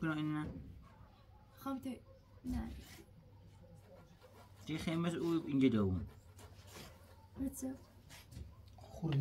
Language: Persian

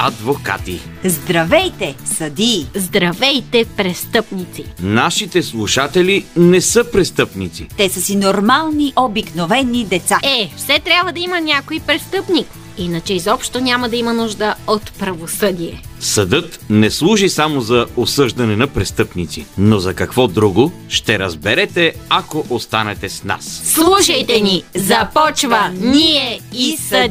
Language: Bulgarian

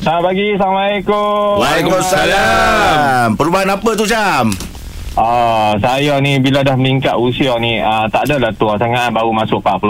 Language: Malay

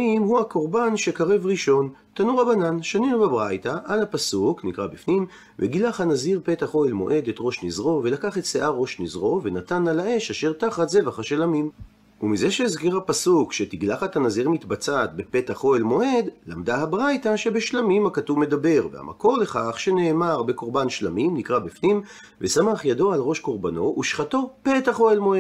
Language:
Hebrew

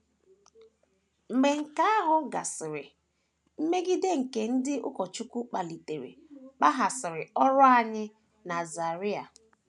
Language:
Igbo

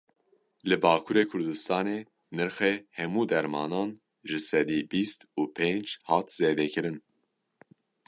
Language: Kurdish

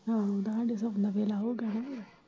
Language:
Punjabi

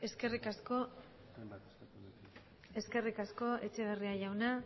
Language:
Basque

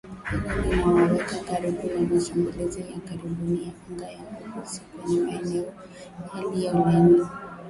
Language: Swahili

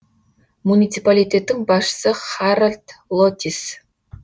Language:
Kazakh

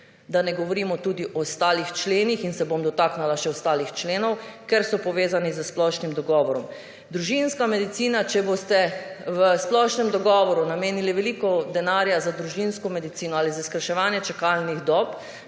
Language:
Slovenian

